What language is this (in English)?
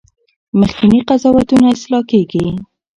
Pashto